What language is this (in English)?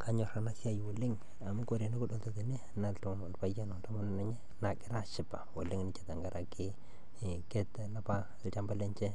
Masai